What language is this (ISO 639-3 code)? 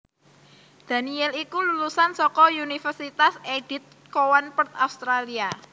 jav